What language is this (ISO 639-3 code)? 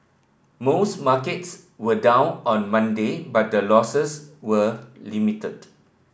eng